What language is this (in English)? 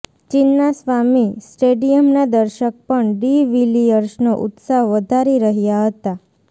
Gujarati